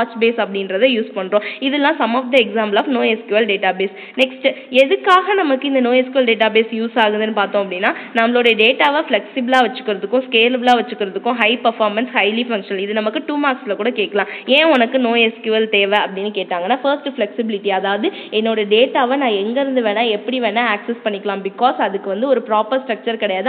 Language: Tamil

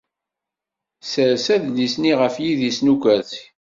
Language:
Kabyle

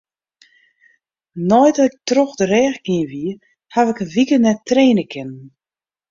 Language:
Western Frisian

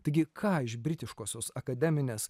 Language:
Lithuanian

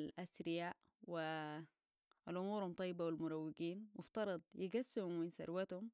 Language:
Sudanese Arabic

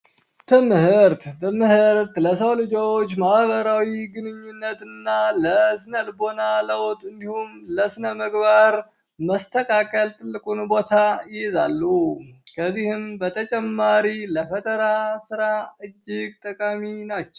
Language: Amharic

